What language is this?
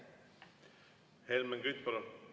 Estonian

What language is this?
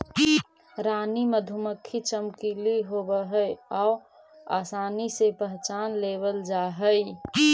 Magahi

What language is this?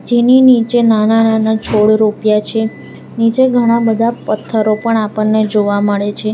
Gujarati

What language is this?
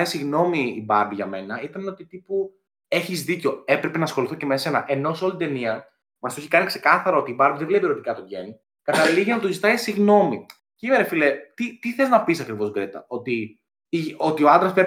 Greek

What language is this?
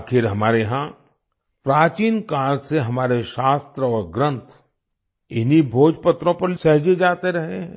Hindi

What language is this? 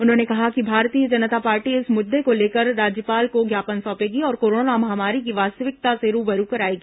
Hindi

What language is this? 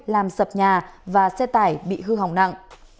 Vietnamese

